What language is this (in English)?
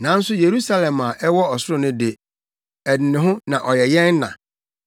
Akan